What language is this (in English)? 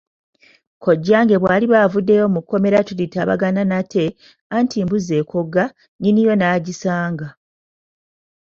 Ganda